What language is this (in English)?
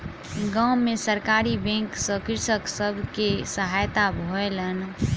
Maithili